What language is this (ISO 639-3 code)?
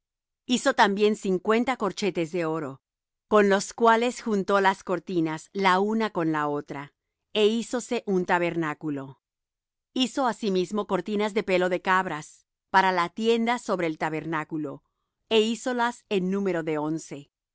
spa